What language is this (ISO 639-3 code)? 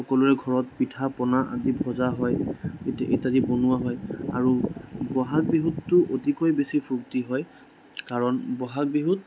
asm